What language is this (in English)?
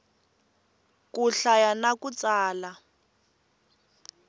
Tsonga